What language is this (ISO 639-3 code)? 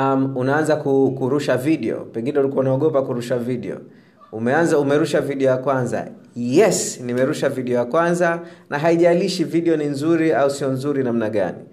swa